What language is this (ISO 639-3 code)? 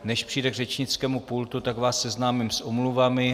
ces